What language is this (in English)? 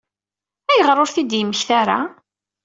Kabyle